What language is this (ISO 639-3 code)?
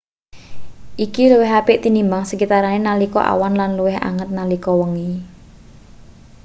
jav